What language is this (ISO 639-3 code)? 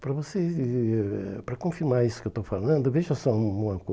por